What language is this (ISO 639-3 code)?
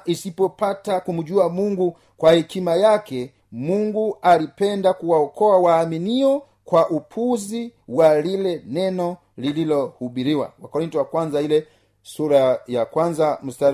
swa